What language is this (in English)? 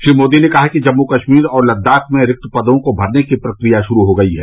Hindi